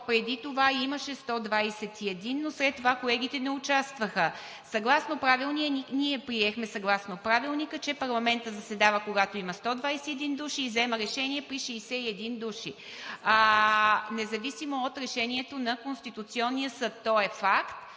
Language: Bulgarian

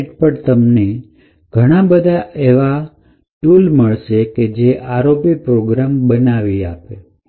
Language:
Gujarati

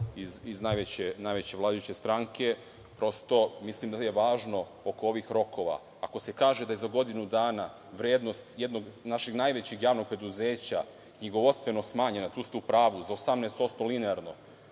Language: Serbian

